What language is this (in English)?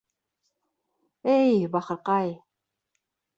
Bashkir